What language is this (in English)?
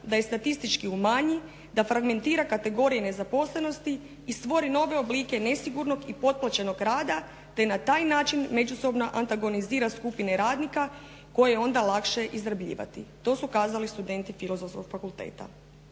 Croatian